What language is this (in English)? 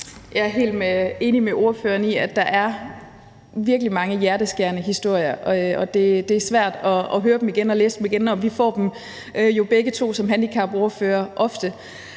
Danish